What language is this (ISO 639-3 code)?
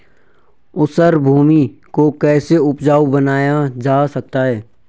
hin